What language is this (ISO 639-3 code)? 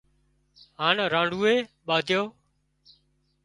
kxp